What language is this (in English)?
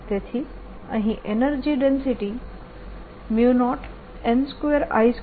Gujarati